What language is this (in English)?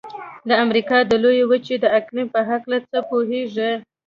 Pashto